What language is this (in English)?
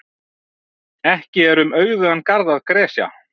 Icelandic